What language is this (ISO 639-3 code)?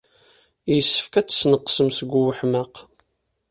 kab